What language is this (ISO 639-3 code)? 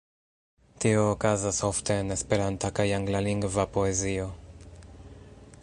epo